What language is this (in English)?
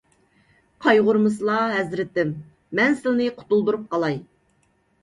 Uyghur